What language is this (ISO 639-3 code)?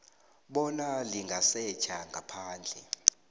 nbl